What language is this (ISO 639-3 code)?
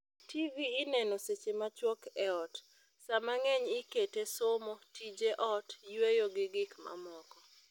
luo